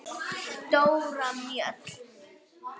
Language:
Icelandic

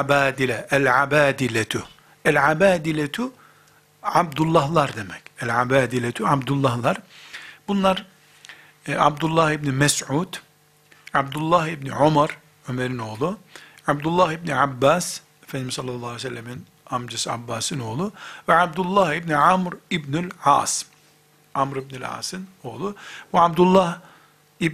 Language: Turkish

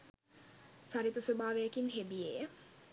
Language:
Sinhala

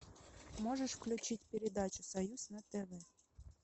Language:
Russian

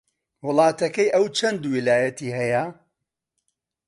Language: Central Kurdish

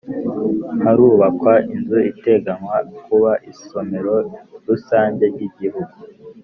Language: Kinyarwanda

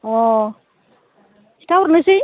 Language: Bodo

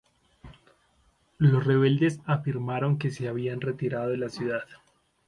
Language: Spanish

